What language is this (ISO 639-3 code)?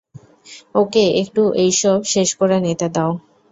ben